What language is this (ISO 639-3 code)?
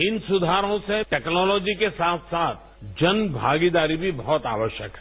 hin